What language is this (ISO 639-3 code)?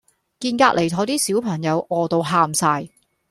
yue